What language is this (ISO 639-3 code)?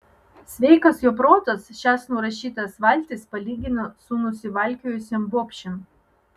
lit